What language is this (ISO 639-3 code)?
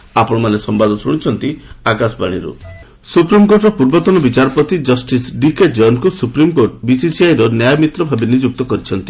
ori